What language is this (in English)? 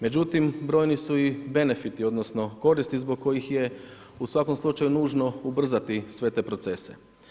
Croatian